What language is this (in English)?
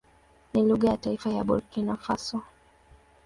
Swahili